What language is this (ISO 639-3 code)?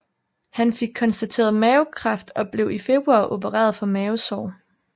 dan